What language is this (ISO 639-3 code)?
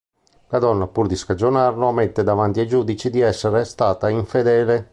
ita